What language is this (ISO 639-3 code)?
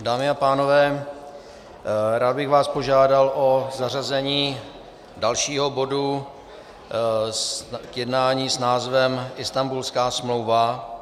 ces